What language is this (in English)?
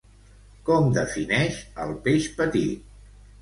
Catalan